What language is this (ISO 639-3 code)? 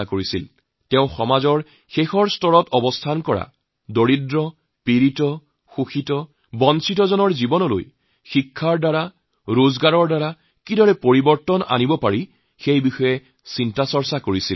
asm